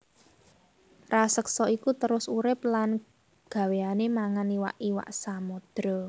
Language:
Javanese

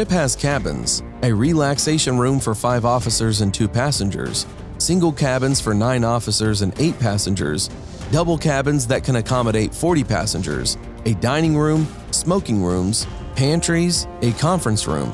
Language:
English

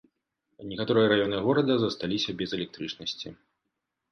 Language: Belarusian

